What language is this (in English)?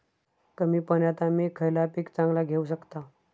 Marathi